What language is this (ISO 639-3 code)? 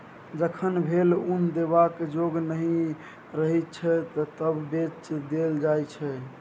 mai